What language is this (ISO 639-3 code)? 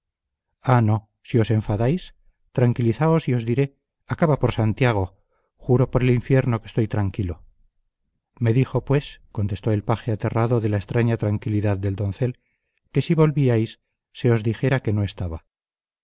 spa